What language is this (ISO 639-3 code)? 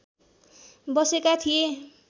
nep